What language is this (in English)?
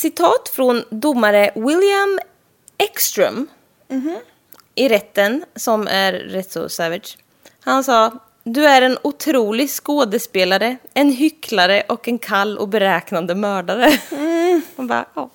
Swedish